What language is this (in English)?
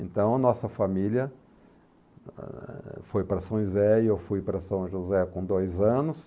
Portuguese